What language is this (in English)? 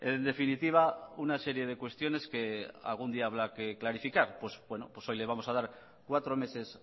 Spanish